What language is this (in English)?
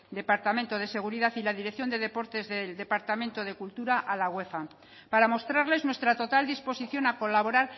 Spanish